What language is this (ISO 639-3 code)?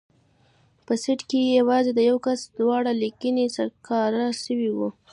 pus